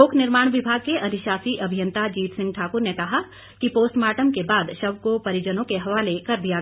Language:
Hindi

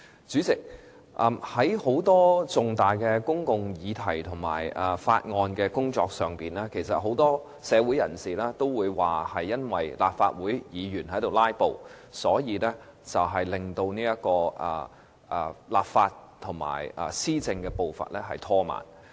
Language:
Cantonese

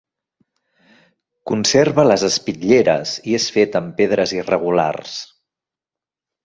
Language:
Catalan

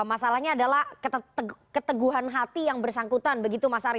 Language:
Indonesian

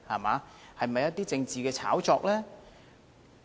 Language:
Cantonese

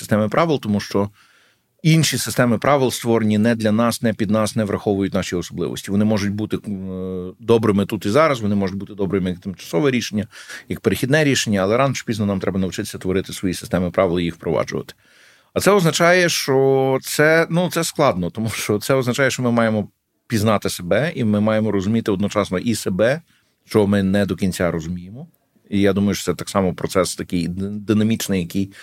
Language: Ukrainian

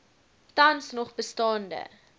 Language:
Afrikaans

